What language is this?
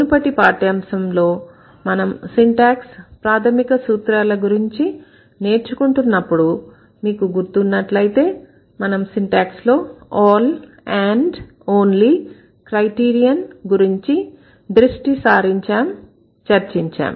Telugu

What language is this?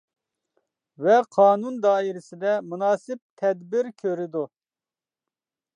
Uyghur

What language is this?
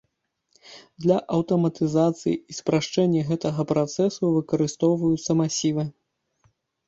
Belarusian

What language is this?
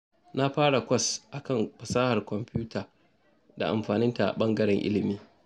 Hausa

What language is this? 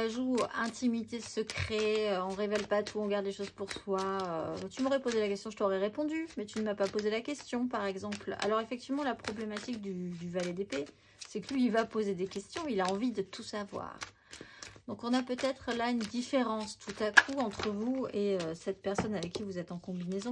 French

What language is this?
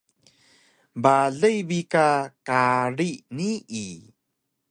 Taroko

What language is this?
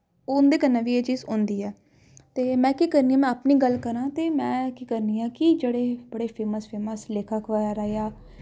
Dogri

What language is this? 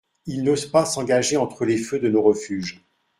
French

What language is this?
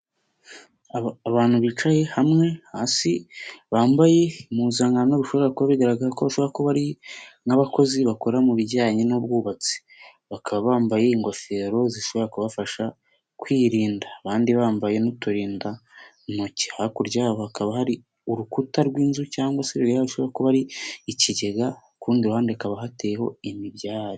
Kinyarwanda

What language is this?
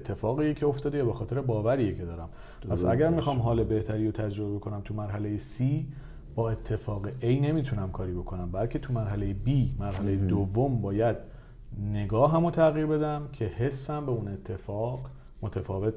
Persian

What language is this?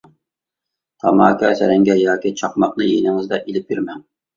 Uyghur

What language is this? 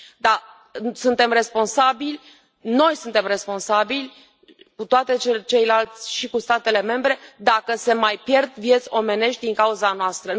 Romanian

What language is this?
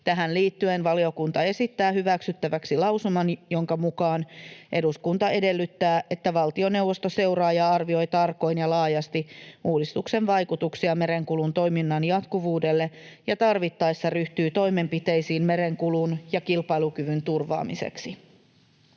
Finnish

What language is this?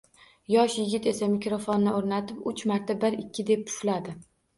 Uzbek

